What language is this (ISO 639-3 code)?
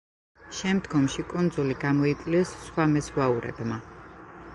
kat